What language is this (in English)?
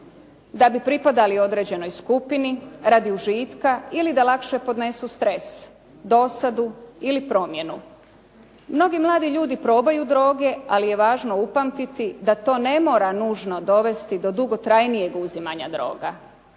Croatian